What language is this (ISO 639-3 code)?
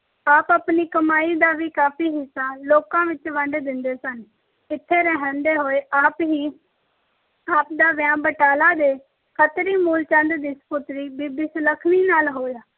pan